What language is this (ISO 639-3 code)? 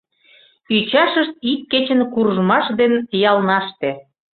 chm